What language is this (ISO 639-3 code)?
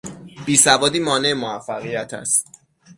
fas